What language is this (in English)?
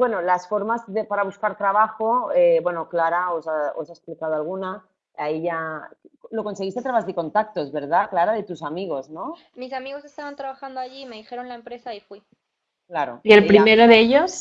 Spanish